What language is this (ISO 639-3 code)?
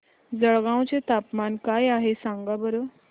mar